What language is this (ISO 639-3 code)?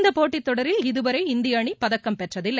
tam